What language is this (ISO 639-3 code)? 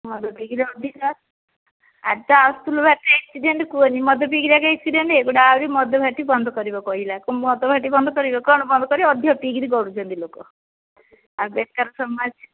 ori